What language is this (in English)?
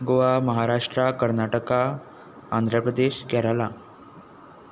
Konkani